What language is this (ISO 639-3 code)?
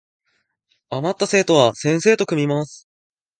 jpn